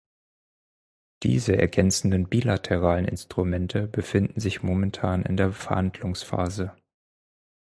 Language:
German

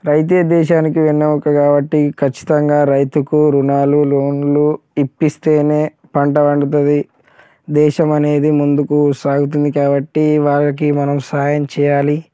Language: Telugu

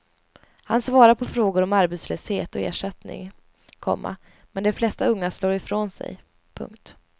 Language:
Swedish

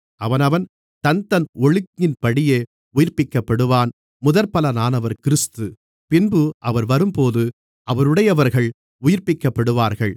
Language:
Tamil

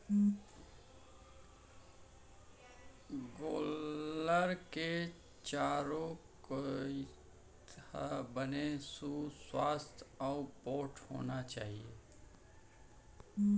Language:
Chhattisgarhi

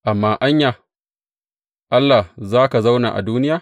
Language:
Hausa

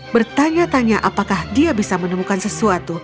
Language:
Indonesian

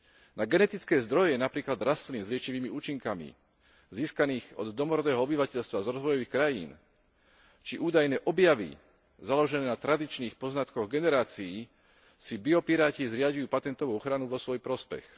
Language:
Slovak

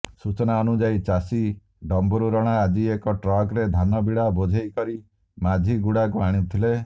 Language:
Odia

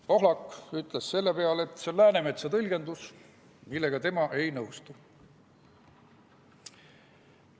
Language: Estonian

